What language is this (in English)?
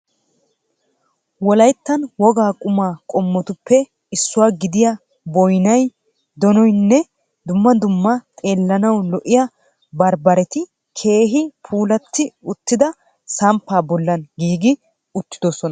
Wolaytta